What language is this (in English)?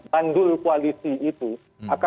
Indonesian